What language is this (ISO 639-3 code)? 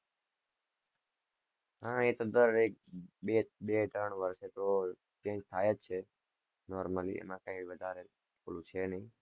guj